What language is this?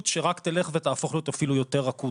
Hebrew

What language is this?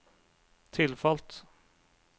Norwegian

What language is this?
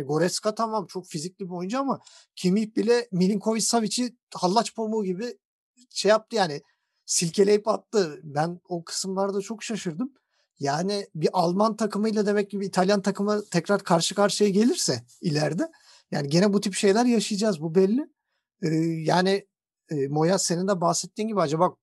Turkish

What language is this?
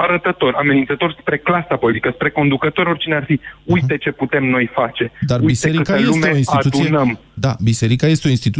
Romanian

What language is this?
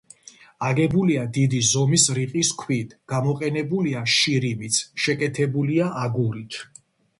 Georgian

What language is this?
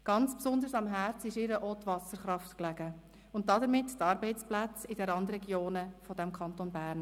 Swiss German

